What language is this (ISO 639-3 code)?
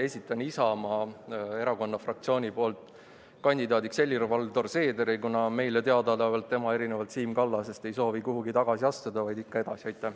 est